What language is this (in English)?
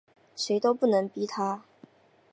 Chinese